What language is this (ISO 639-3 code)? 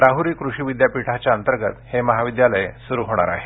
mar